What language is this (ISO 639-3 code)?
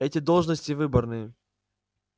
rus